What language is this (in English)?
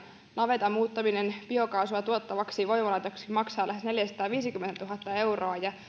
Finnish